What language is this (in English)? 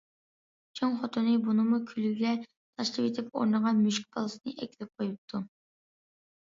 Uyghur